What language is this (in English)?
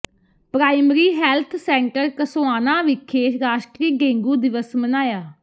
Punjabi